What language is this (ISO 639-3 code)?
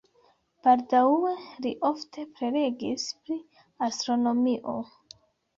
epo